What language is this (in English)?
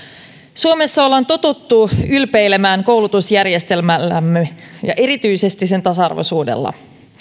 Finnish